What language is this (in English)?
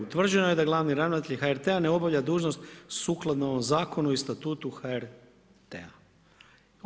Croatian